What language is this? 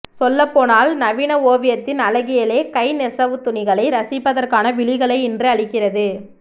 Tamil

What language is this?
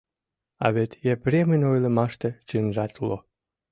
Mari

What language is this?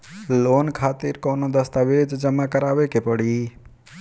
Bhojpuri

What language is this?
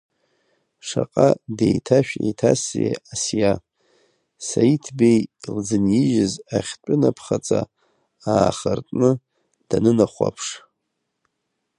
Abkhazian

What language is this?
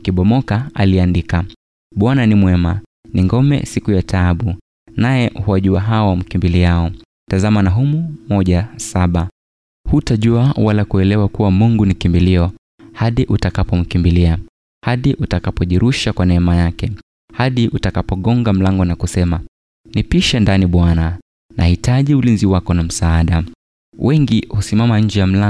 Swahili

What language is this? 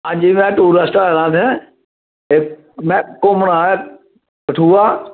Dogri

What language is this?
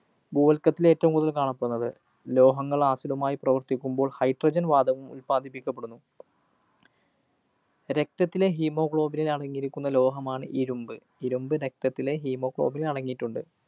Malayalam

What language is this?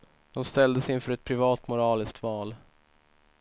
Swedish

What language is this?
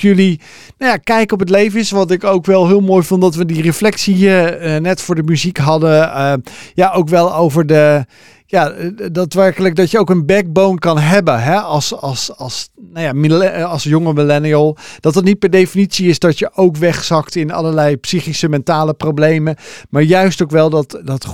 Dutch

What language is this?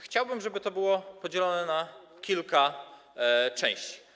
Polish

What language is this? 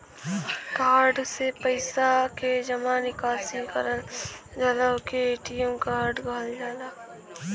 Bhojpuri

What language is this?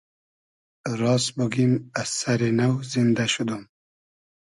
Hazaragi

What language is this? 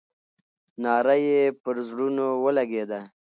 Pashto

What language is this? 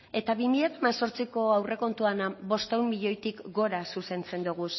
Basque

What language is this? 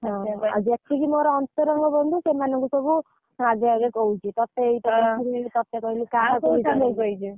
Odia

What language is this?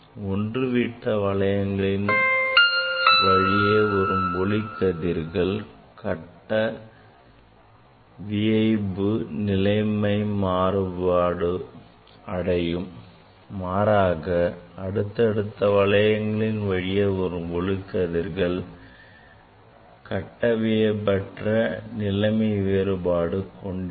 Tamil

